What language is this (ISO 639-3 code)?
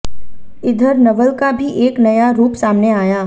hin